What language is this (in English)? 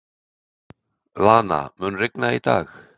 Icelandic